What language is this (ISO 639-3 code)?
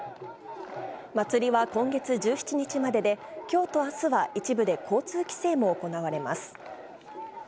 jpn